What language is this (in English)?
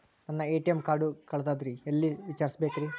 Kannada